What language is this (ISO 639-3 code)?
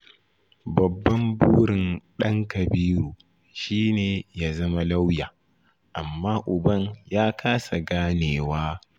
hau